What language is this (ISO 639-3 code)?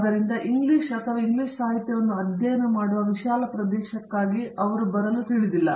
kan